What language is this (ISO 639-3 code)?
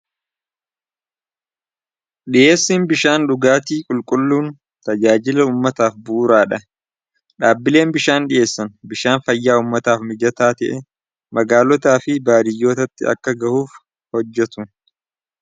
orm